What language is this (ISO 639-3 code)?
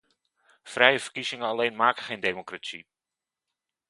nld